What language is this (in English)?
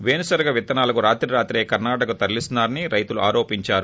Telugu